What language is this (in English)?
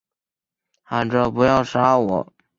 Chinese